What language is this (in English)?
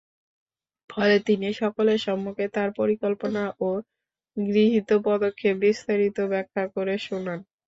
Bangla